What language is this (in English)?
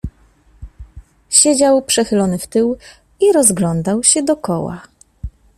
Polish